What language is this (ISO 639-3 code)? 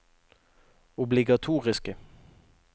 nor